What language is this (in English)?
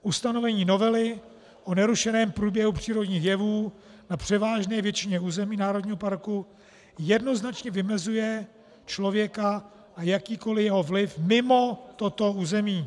Czech